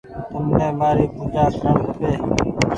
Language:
Goaria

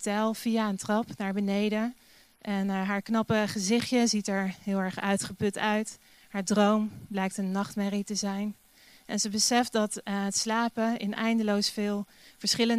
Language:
Dutch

